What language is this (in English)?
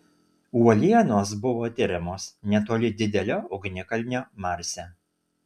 Lithuanian